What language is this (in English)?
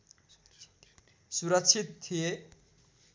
Nepali